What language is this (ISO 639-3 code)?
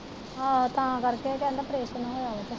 pan